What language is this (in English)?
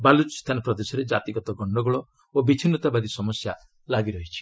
Odia